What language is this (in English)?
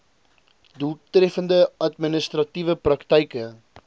Afrikaans